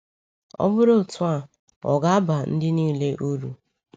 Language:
Igbo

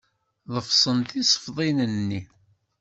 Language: Kabyle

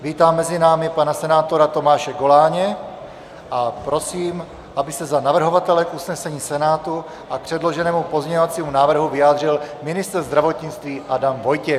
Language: Czech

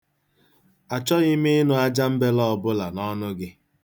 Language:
Igbo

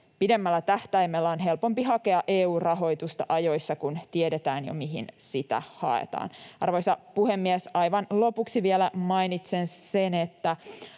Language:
Finnish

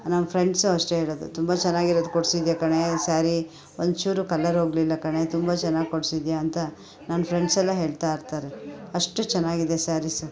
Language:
Kannada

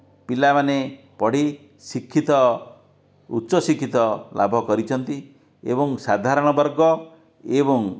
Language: Odia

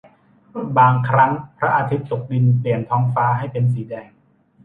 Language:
Thai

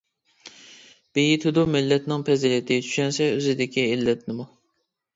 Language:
Uyghur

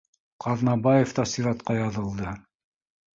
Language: Bashkir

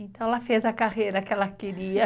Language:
Portuguese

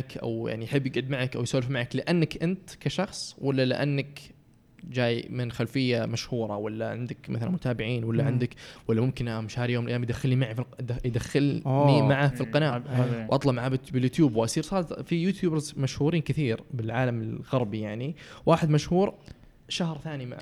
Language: Arabic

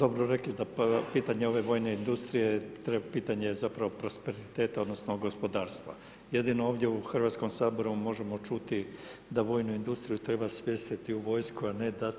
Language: Croatian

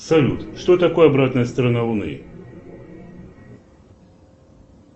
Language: Russian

